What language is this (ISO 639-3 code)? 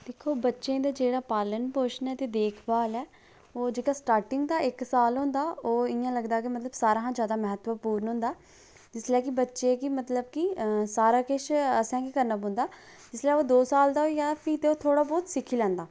doi